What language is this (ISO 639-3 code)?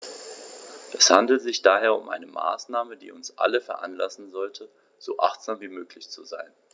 deu